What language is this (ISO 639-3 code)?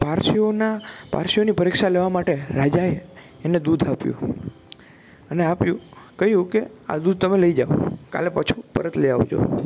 guj